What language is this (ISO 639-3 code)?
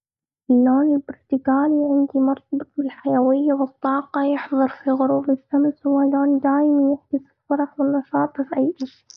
afb